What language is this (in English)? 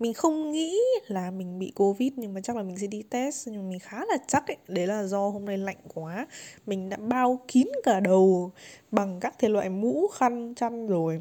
Vietnamese